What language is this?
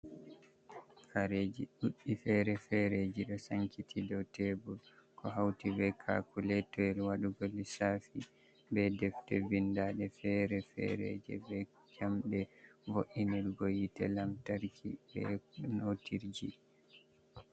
Fula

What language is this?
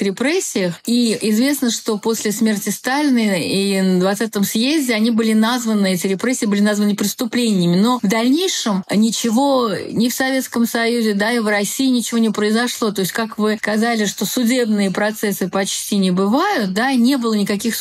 Russian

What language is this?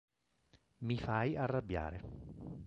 Italian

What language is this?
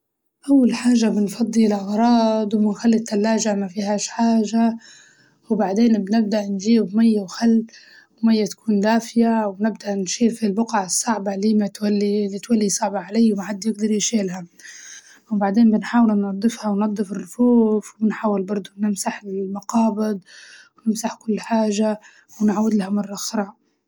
Libyan Arabic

